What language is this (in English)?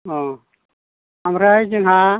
Bodo